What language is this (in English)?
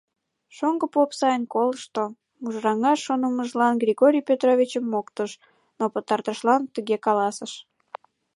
Mari